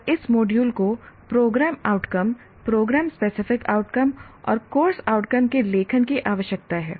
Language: Hindi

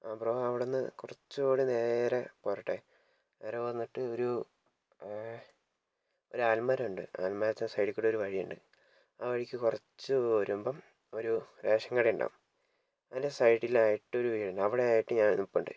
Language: Malayalam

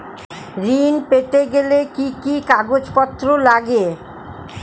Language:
Bangla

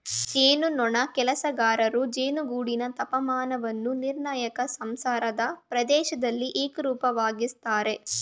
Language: Kannada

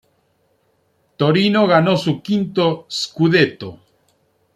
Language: Spanish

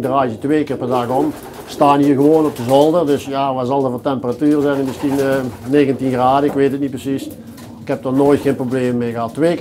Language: Dutch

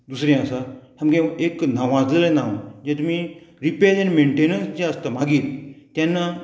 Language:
Konkani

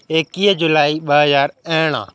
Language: Sindhi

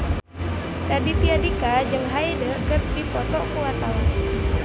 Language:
Sundanese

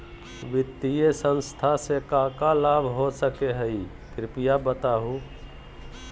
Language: Magahi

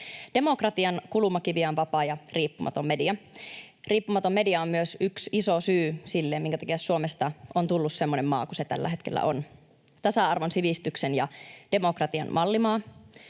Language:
Finnish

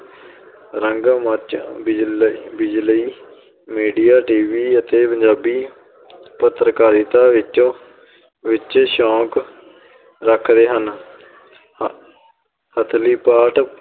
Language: Punjabi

